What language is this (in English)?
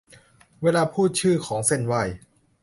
Thai